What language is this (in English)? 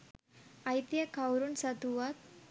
Sinhala